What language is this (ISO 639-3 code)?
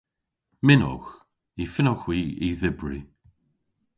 cor